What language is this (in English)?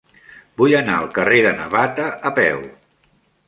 Catalan